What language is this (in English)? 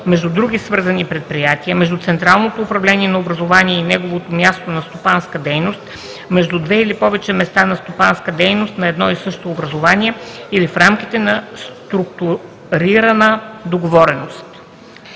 Bulgarian